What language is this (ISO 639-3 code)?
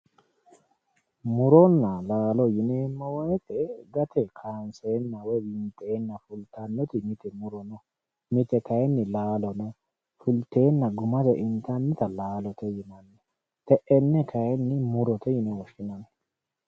sid